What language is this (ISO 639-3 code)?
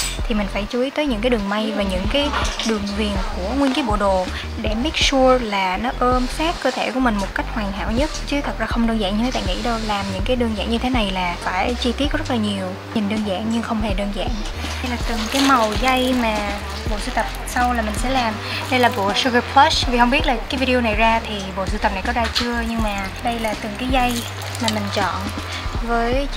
vie